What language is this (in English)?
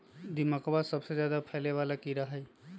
Magahi